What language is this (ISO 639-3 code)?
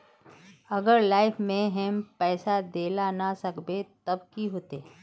mag